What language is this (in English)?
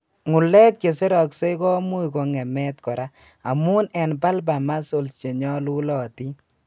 Kalenjin